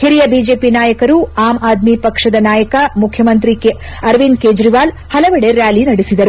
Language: Kannada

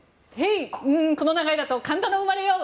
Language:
Japanese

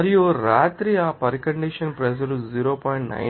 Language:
Telugu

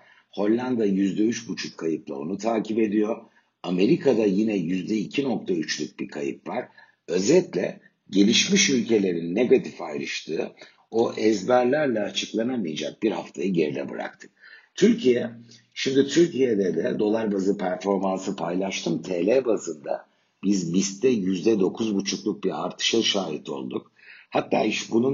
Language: Turkish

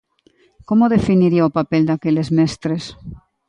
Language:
Galician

